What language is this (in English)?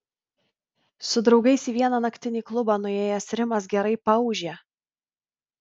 Lithuanian